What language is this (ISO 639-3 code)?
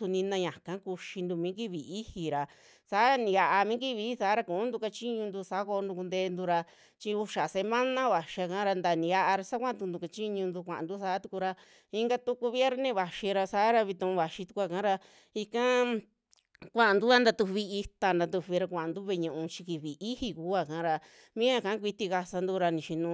jmx